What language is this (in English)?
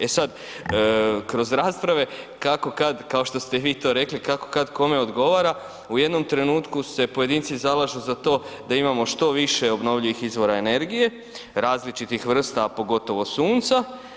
Croatian